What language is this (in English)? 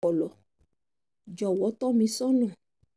Yoruba